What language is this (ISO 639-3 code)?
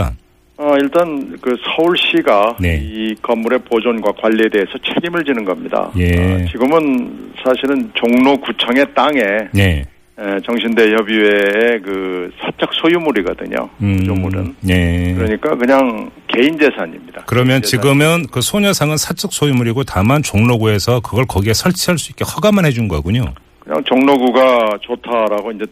kor